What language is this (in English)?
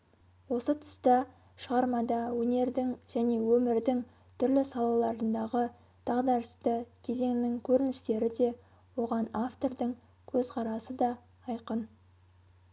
Kazakh